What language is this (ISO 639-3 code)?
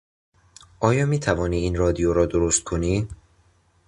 fas